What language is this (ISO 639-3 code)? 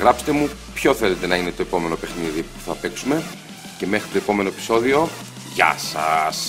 ell